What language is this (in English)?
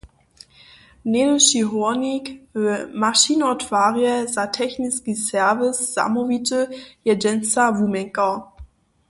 Upper Sorbian